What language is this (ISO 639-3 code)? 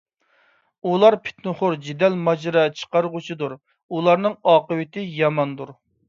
uig